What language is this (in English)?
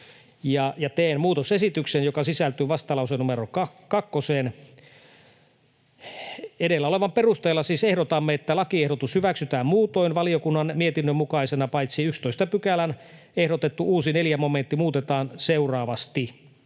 Finnish